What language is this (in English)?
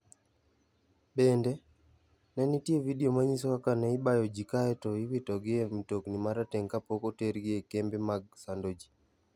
Luo (Kenya and Tanzania)